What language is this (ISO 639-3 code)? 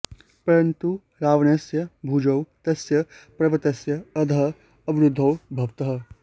san